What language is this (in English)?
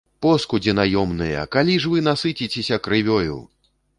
Belarusian